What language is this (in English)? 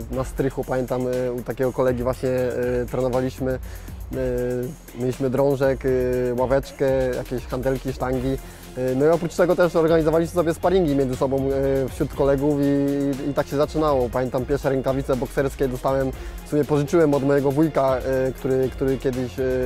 Polish